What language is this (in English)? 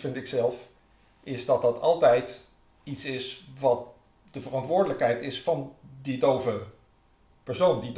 Dutch